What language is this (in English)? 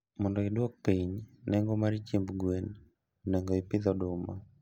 Luo (Kenya and Tanzania)